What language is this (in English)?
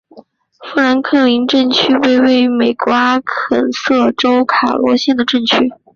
Chinese